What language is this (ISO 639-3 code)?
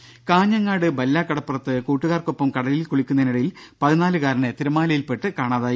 mal